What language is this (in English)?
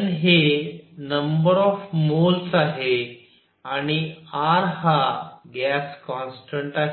Marathi